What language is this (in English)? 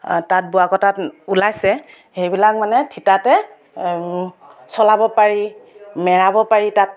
Assamese